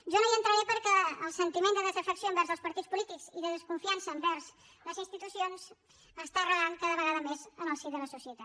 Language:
Catalan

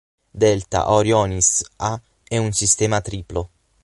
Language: Italian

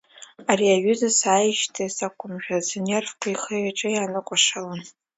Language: Abkhazian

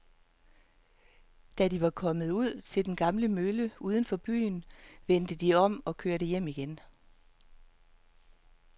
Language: Danish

